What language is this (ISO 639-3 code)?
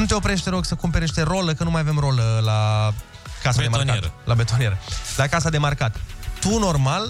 ron